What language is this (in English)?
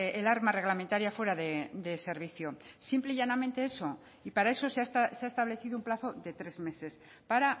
Spanish